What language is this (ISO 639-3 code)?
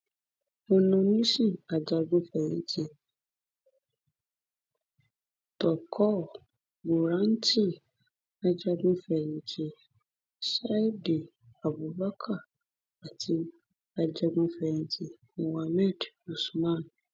yor